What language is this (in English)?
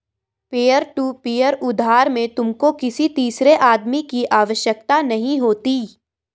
Hindi